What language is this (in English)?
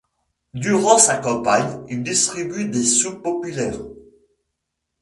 French